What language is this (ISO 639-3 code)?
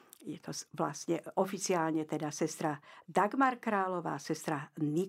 slk